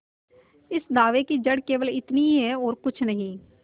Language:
Hindi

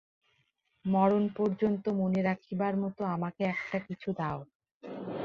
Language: Bangla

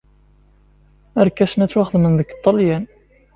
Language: Kabyle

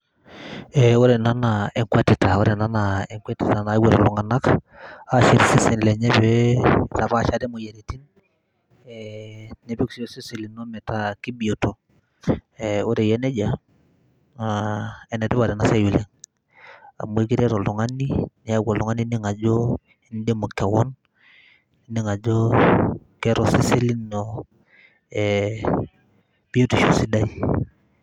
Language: Masai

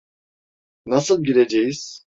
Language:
Turkish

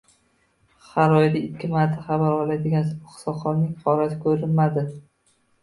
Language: Uzbek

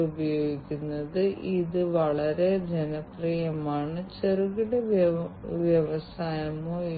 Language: Malayalam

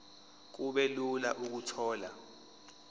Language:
Zulu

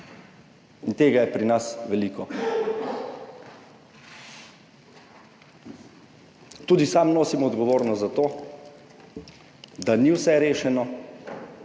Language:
Slovenian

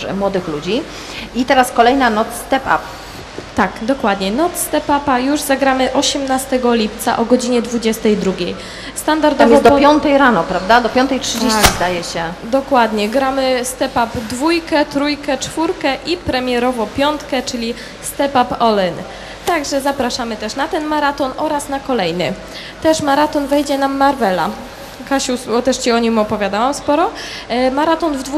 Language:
Polish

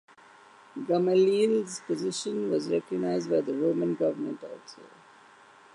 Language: English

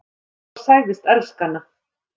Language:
Icelandic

